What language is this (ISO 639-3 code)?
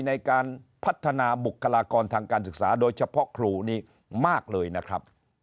tha